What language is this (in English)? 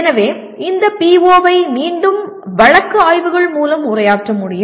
Tamil